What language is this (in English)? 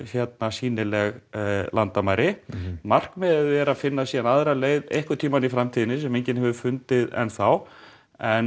Icelandic